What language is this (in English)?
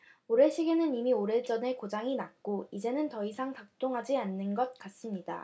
Korean